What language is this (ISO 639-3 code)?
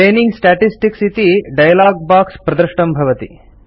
san